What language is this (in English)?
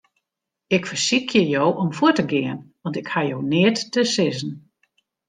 Western Frisian